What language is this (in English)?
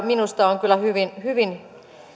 Finnish